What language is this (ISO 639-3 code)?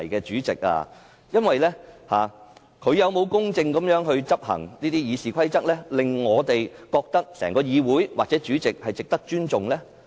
yue